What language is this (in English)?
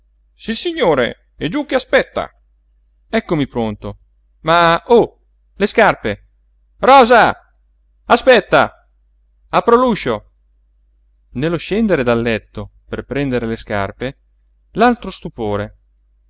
Italian